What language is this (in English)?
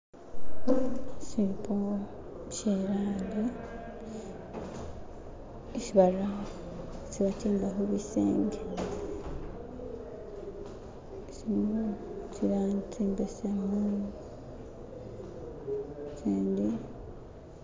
Masaaba